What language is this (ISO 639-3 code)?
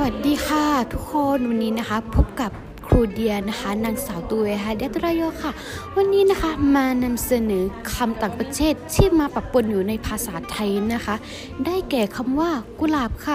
tha